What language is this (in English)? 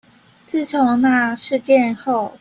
Chinese